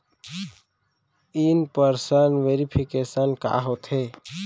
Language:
Chhattisgarhi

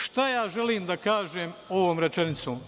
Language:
Serbian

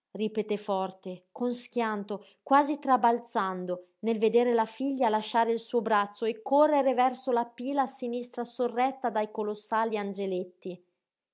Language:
Italian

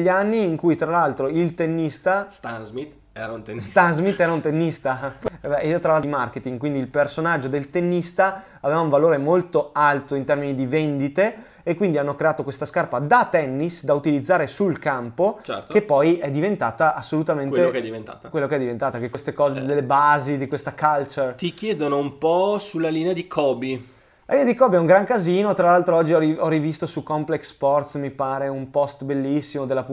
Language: Italian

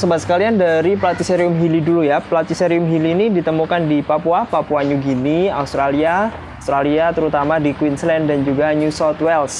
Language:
Indonesian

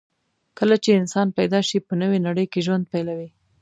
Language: Pashto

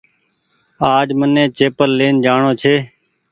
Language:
Goaria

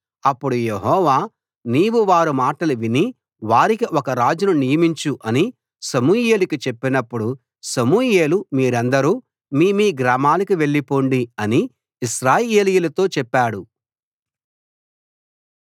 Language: Telugu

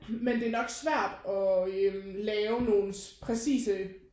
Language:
Danish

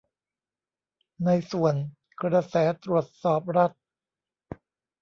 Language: Thai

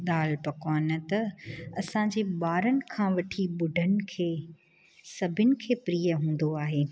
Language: Sindhi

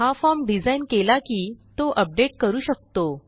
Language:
Marathi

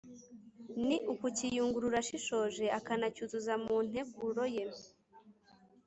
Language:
Kinyarwanda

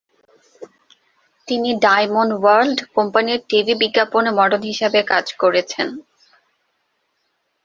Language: Bangla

